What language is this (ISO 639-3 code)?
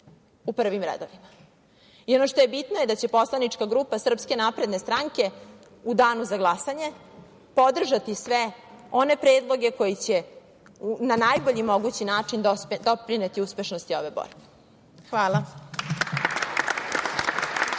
srp